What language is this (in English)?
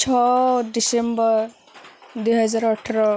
Odia